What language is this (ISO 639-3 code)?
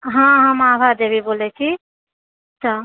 mai